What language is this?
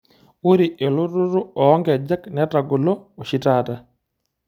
Masai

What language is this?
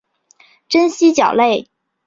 Chinese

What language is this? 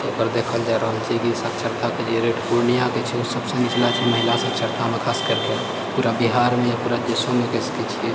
Maithili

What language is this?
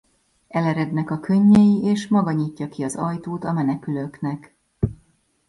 Hungarian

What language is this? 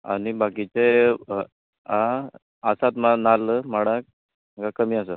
Konkani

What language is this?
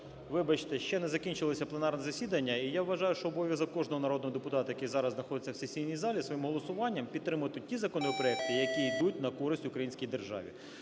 Ukrainian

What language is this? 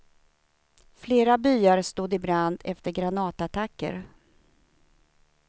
Swedish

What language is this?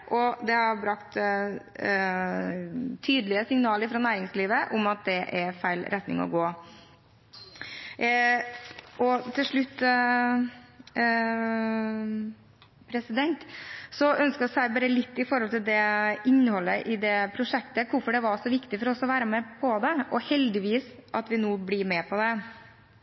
Norwegian Bokmål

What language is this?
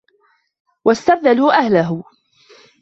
Arabic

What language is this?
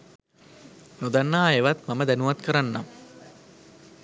Sinhala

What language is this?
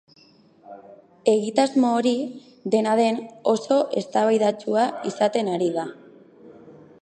Basque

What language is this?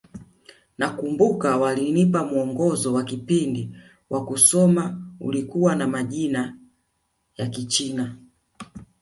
Swahili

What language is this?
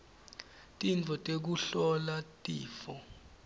Swati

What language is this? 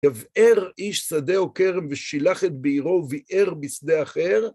Hebrew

